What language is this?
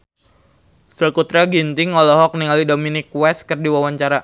Sundanese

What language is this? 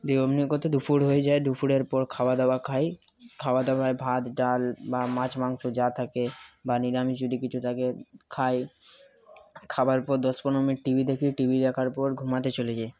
Bangla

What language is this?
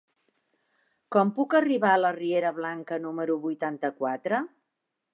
Catalan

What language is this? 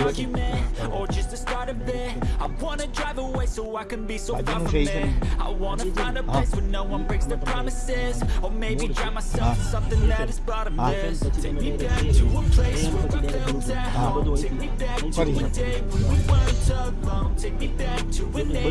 Gujarati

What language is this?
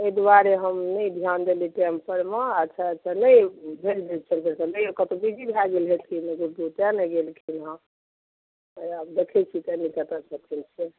Maithili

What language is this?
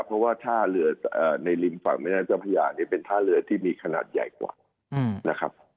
Thai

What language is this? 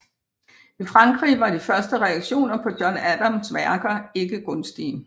Danish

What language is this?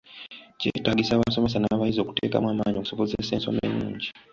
Ganda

